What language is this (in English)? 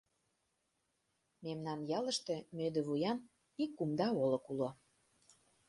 Mari